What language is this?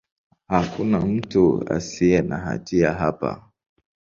Swahili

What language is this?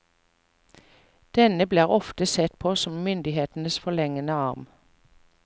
Norwegian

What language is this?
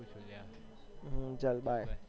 Gujarati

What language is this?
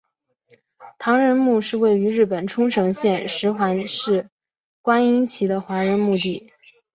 Chinese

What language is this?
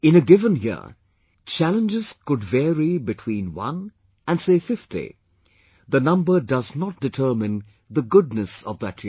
English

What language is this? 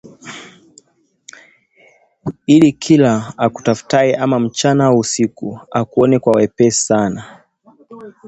Swahili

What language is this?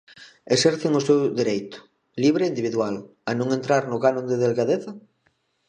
Galician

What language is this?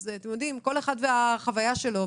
Hebrew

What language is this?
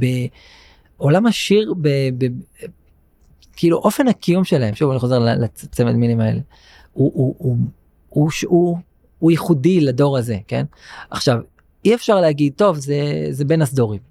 Hebrew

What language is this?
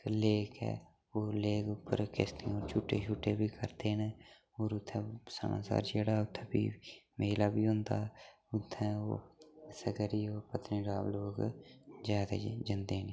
Dogri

